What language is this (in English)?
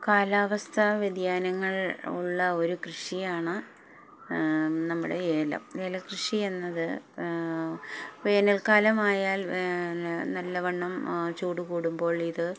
Malayalam